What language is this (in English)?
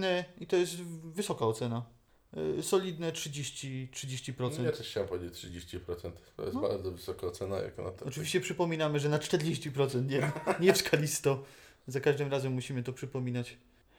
Polish